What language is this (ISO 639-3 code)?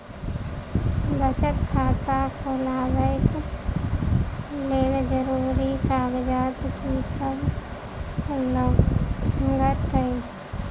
mai